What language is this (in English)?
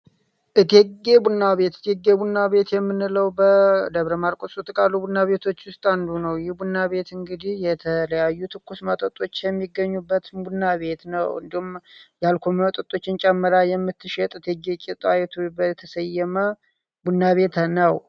Amharic